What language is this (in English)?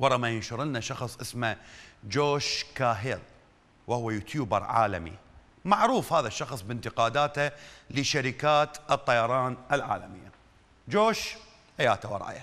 Arabic